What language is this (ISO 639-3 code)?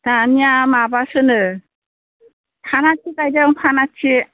brx